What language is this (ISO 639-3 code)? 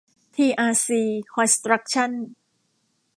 tha